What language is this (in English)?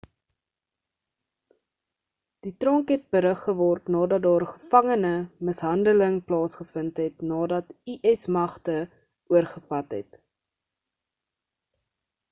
Afrikaans